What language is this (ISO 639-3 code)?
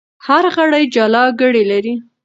pus